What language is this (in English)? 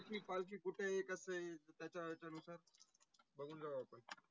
Marathi